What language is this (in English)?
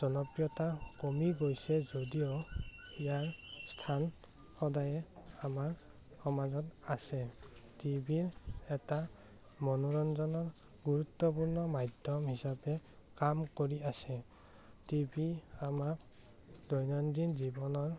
Assamese